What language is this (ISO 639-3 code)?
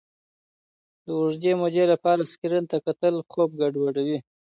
pus